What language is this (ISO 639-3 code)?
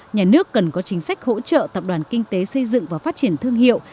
vie